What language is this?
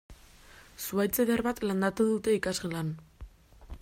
Basque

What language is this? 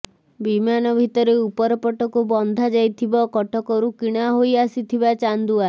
Odia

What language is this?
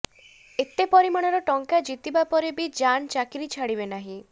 Odia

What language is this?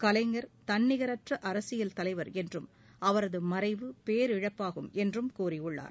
Tamil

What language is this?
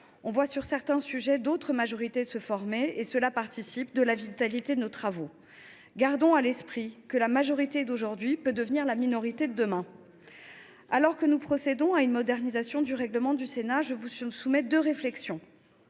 French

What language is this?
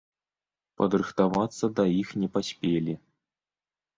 Belarusian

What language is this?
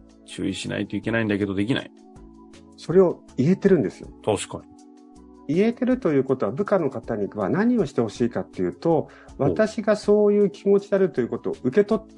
Japanese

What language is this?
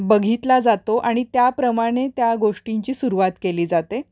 Marathi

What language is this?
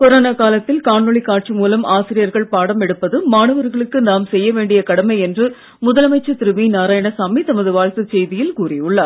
Tamil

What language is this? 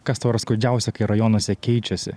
Lithuanian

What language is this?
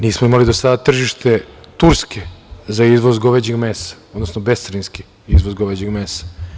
Serbian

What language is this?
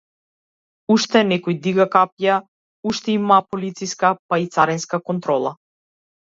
Macedonian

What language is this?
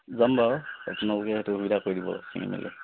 Assamese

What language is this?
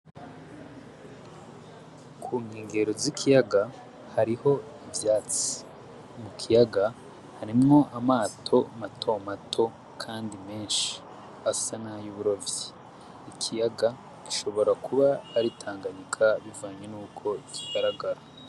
Rundi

